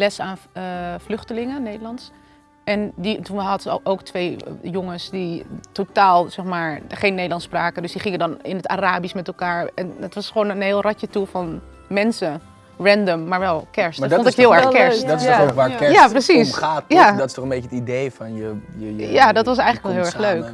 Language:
Dutch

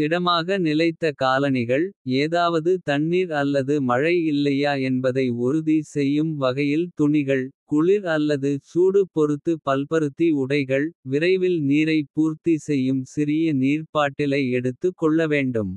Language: Kota (India)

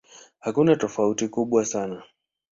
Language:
Swahili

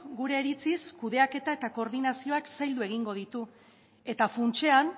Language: Basque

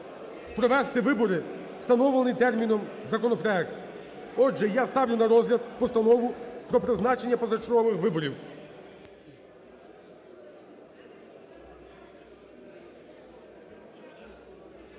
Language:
Ukrainian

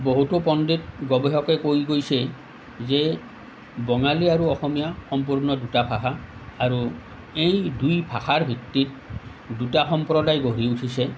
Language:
Assamese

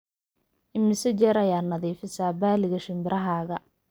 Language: Somali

